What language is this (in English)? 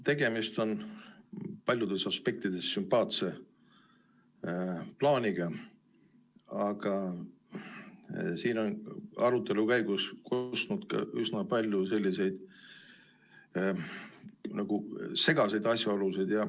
Estonian